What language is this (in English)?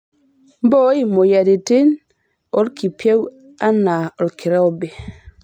Masai